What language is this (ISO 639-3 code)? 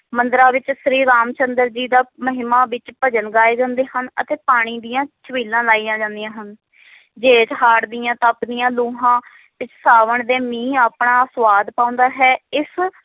pan